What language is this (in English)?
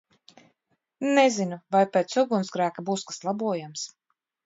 Latvian